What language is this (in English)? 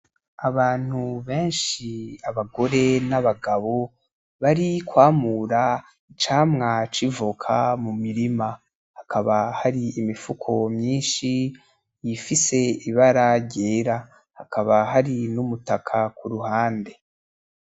Rundi